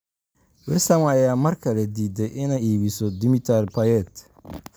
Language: Somali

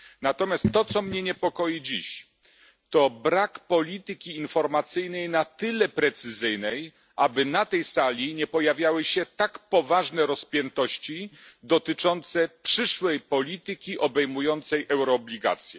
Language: Polish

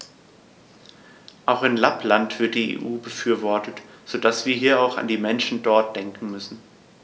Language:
German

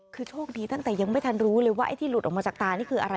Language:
Thai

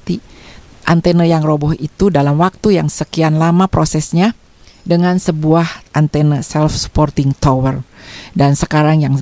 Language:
Indonesian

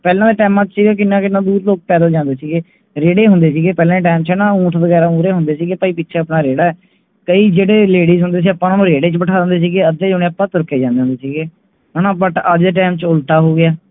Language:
Punjabi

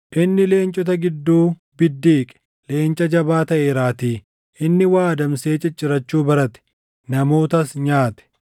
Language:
Oromo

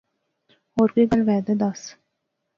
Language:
Pahari-Potwari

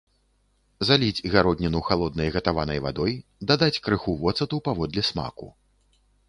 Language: Belarusian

